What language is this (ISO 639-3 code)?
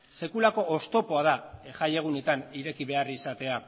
eus